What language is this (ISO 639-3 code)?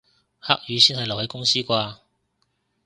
yue